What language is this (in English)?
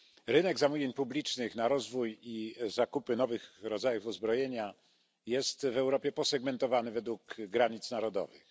Polish